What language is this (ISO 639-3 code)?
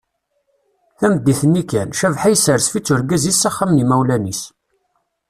kab